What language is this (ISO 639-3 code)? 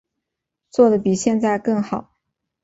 zho